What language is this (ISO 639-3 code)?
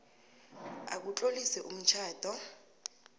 nbl